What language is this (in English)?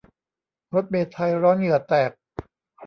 Thai